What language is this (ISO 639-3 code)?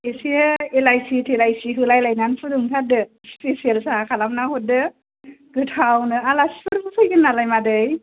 brx